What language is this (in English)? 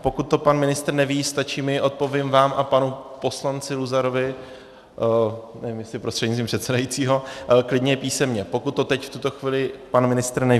Czech